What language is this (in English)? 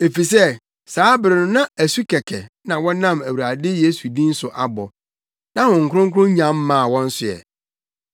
Akan